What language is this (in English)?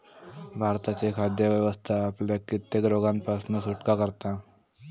Marathi